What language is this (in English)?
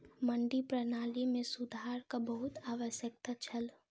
Maithili